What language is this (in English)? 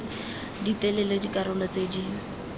Tswana